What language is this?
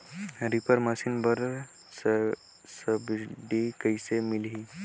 Chhattisgarhi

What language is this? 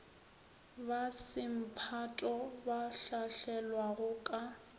Northern Sotho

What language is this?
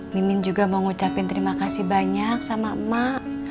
Indonesian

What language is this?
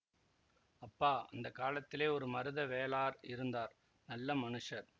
Tamil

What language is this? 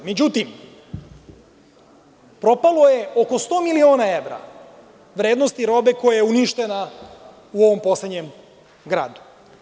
Serbian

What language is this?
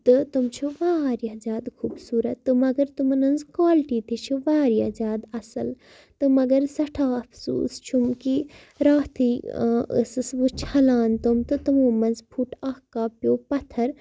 Kashmiri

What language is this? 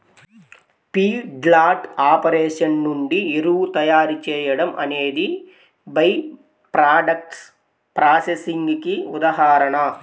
Telugu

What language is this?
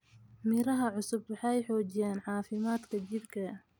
Somali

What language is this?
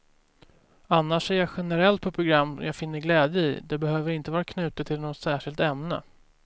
Swedish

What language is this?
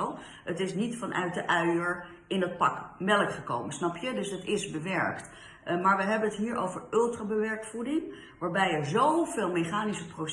Dutch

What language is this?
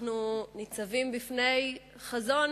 Hebrew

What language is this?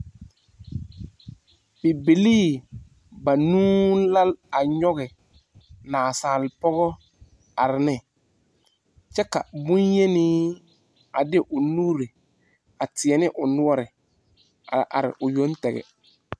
Southern Dagaare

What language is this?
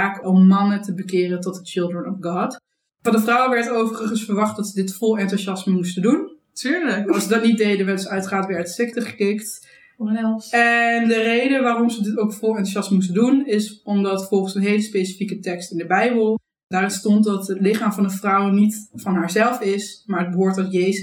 Dutch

